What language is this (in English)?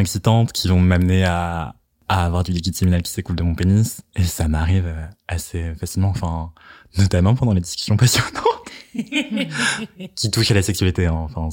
French